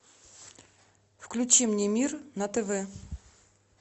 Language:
Russian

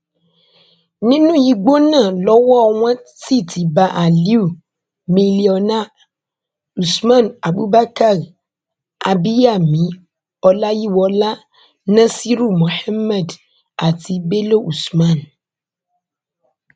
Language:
Yoruba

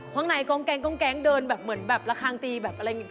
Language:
Thai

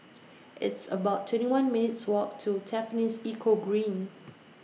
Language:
English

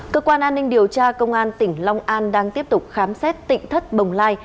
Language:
Vietnamese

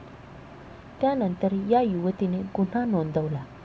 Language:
Marathi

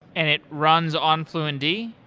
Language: English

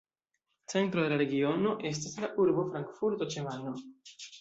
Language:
Esperanto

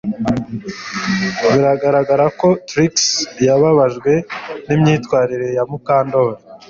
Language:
Kinyarwanda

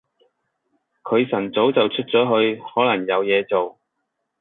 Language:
Cantonese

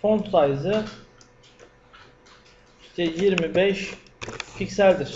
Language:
Turkish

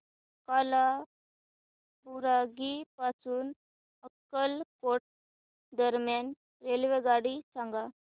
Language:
Marathi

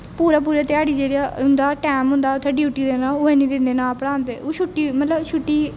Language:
Dogri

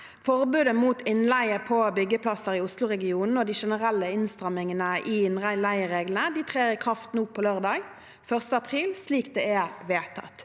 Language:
Norwegian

